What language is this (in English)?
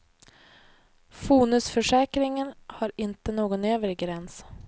Swedish